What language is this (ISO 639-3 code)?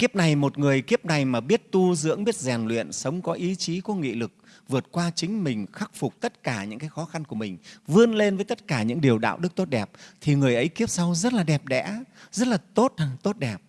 vie